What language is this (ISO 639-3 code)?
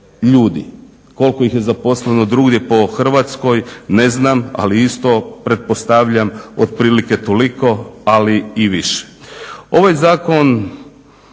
hrv